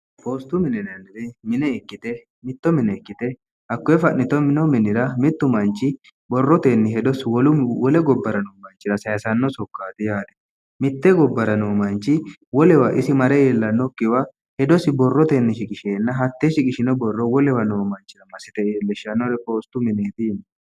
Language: Sidamo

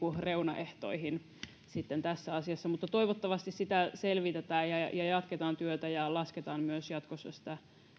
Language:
Finnish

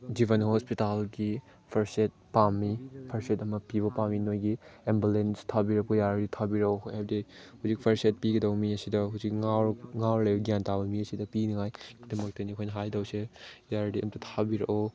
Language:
Manipuri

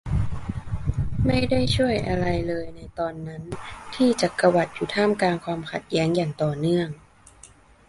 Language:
Thai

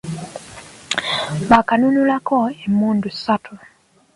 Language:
Ganda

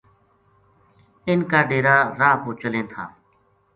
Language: Gujari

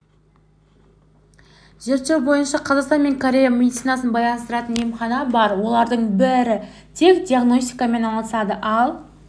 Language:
Kazakh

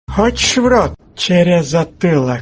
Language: Russian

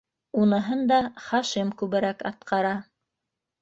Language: Bashkir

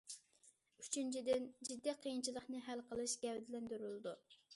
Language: Uyghur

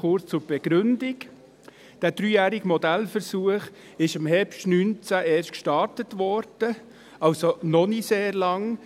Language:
Swiss German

